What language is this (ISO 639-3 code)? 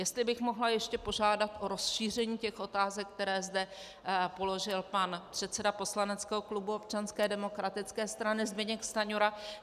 ces